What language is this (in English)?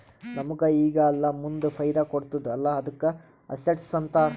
Kannada